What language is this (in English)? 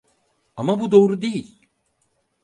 Turkish